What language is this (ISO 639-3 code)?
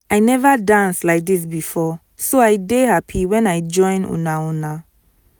pcm